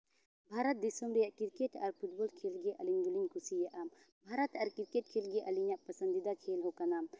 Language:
Santali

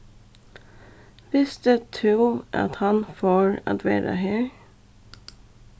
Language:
Faroese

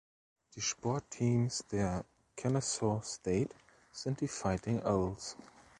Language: German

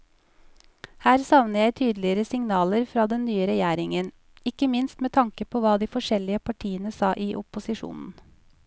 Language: Norwegian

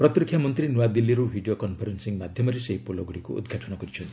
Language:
Odia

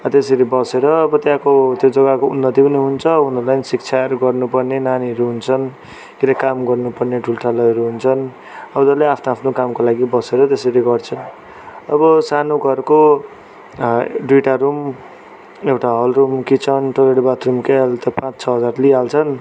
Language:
Nepali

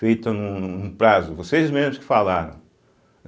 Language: Portuguese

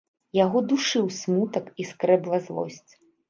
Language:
Belarusian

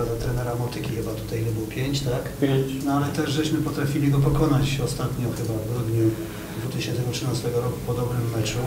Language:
Polish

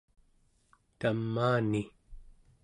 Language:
Central Yupik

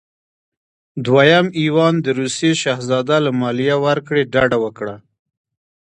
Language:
Pashto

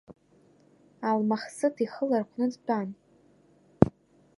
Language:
Abkhazian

